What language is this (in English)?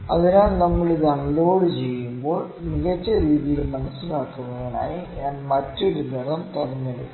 Malayalam